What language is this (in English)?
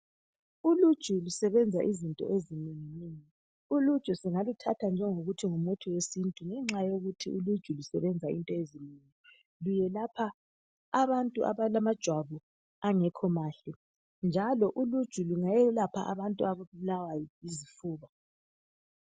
North Ndebele